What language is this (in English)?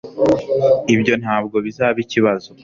Kinyarwanda